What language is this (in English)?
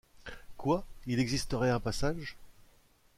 French